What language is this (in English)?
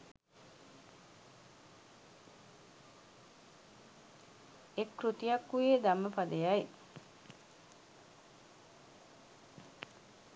Sinhala